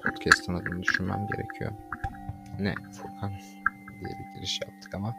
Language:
Turkish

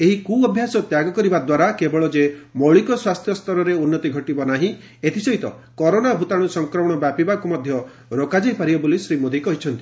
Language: Odia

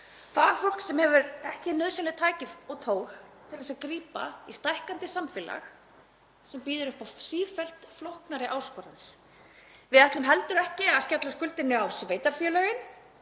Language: Icelandic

